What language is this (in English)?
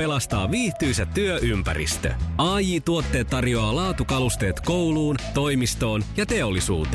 Finnish